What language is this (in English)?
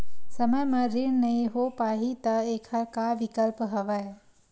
Chhattisgarhi